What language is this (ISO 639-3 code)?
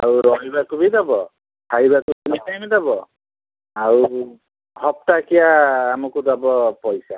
ori